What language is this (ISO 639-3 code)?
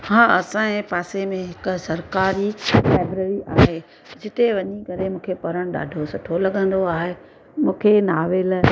snd